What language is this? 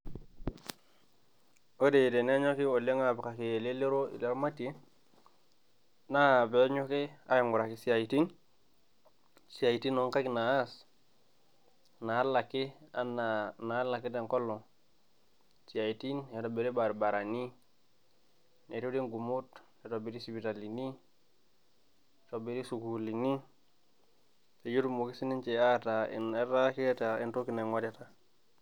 Masai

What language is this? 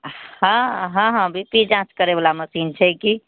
Maithili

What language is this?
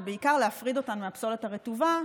Hebrew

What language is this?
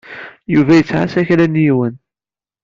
Kabyle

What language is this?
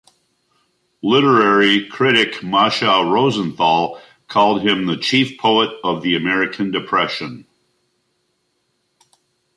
English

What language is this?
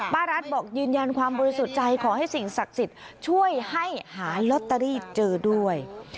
Thai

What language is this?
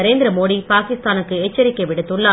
Tamil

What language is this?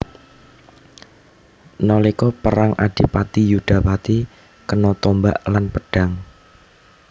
Javanese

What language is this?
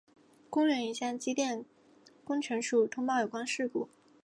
Chinese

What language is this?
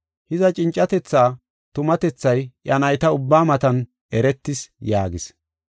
Gofa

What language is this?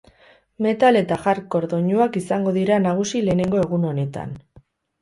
Basque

